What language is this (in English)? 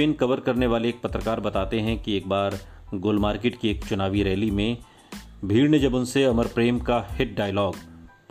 Hindi